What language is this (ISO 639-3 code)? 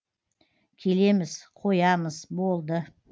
kaz